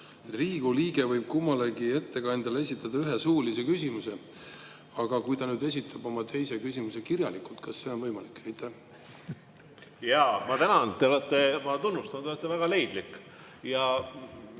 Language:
Estonian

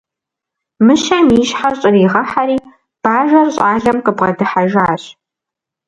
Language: Kabardian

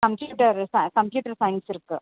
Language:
Tamil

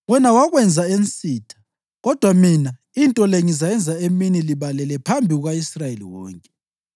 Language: North Ndebele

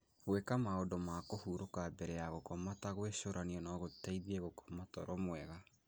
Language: Kikuyu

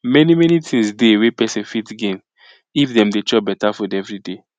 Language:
Nigerian Pidgin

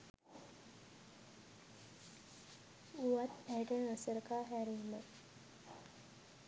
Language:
Sinhala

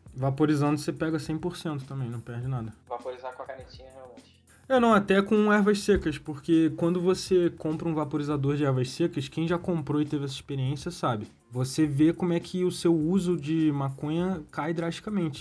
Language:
Portuguese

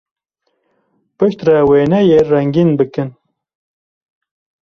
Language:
Kurdish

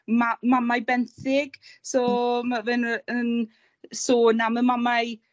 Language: Welsh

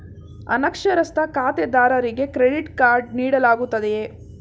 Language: Kannada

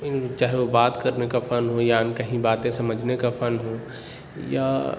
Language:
Urdu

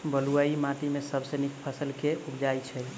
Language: Maithili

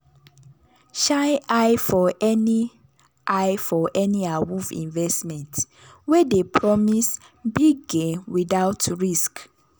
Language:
Nigerian Pidgin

